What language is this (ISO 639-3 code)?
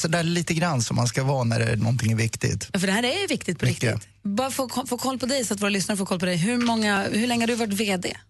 swe